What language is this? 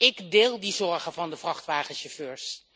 Dutch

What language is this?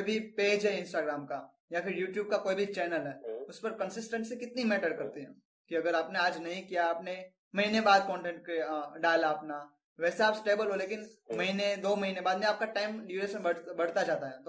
Hindi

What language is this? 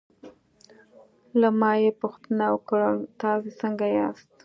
Pashto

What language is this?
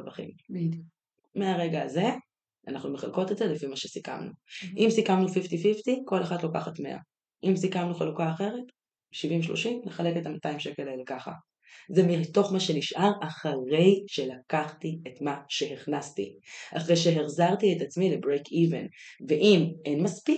Hebrew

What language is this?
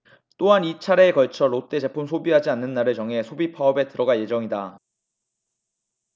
Korean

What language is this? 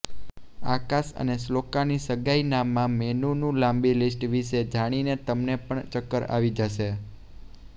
Gujarati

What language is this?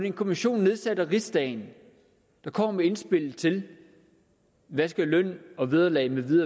Danish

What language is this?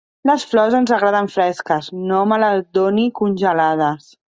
Catalan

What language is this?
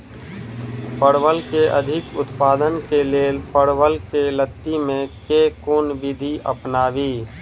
Maithili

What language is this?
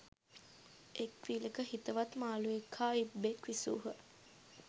Sinhala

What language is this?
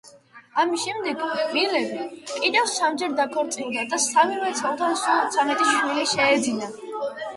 Georgian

